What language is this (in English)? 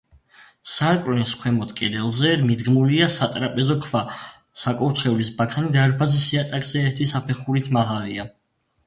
Georgian